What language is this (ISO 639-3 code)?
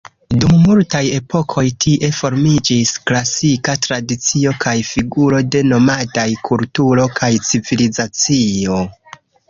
epo